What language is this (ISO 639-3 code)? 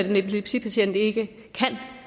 dan